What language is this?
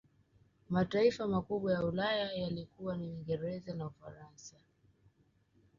Swahili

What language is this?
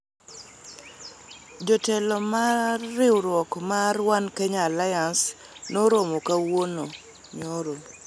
Luo (Kenya and Tanzania)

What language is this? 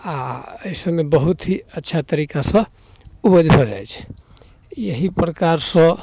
Maithili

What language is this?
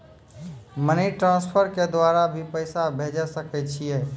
Maithili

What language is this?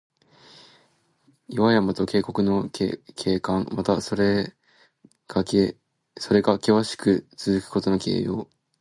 Japanese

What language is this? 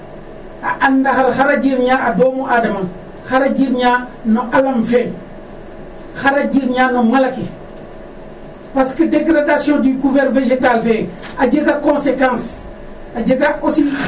Serer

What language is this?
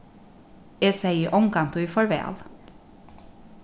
Faroese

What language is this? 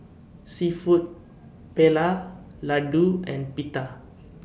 English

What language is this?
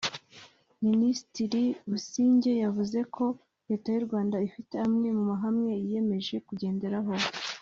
Kinyarwanda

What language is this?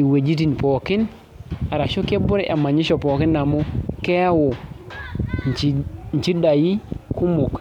Masai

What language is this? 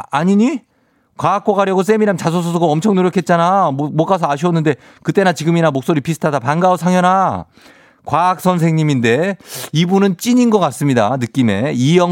Korean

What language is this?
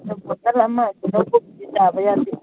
Manipuri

